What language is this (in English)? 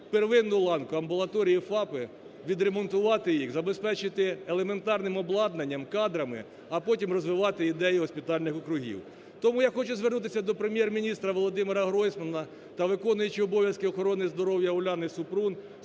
Ukrainian